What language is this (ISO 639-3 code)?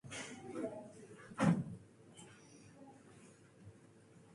eng